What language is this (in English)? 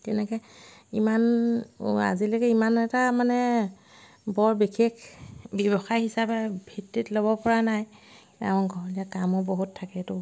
Assamese